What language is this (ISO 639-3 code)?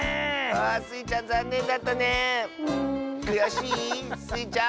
jpn